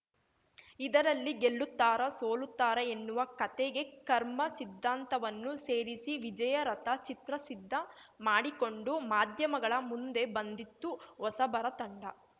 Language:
Kannada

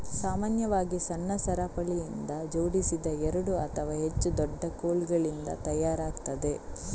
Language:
Kannada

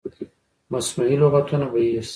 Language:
Pashto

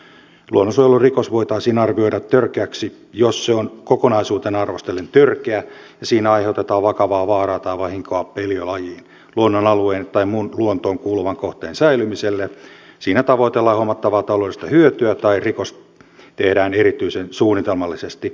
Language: Finnish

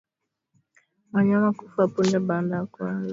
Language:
Swahili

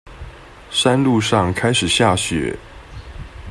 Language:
Chinese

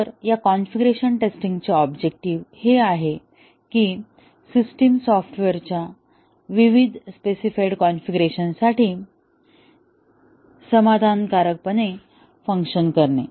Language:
Marathi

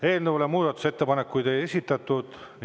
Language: Estonian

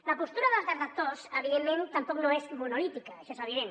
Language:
Catalan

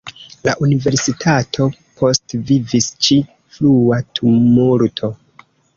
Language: Esperanto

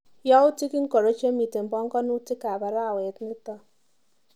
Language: Kalenjin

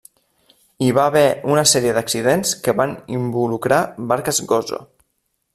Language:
Catalan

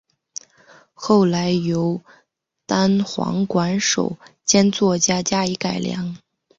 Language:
Chinese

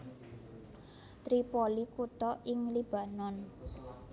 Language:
Javanese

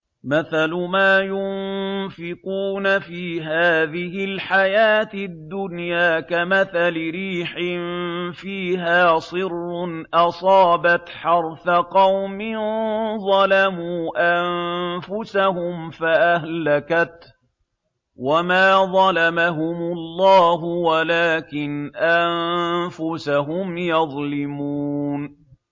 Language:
Arabic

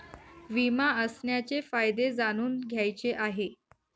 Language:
Marathi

